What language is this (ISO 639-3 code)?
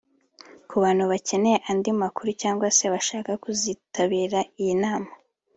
kin